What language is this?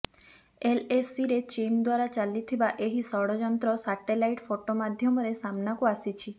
Odia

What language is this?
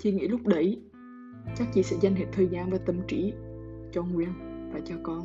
Vietnamese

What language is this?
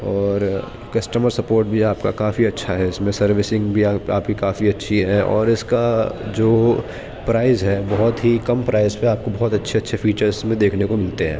Urdu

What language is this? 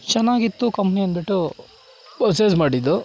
Kannada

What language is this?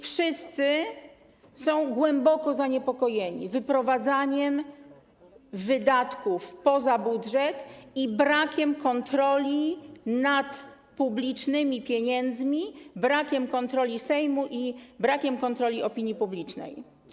Polish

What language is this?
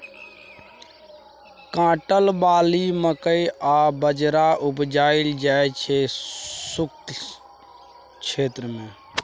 Maithili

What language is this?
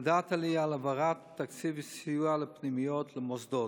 Hebrew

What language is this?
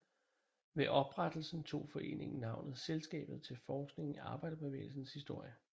Danish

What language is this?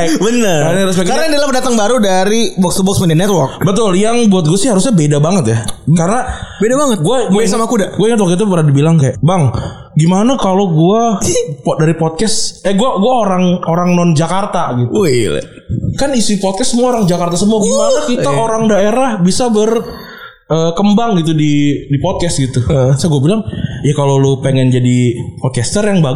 Indonesian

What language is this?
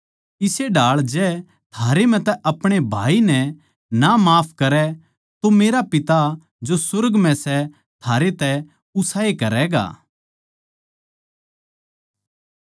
Haryanvi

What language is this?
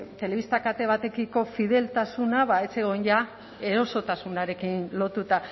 Basque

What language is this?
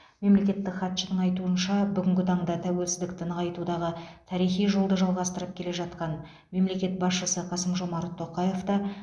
Kazakh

